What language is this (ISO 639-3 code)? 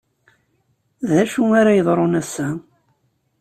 kab